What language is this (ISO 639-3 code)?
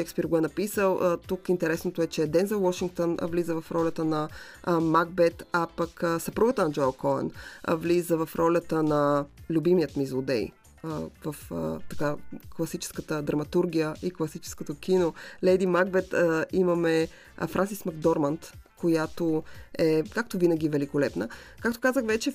bul